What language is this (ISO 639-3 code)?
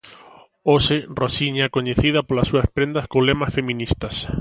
glg